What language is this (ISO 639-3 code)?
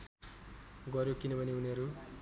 nep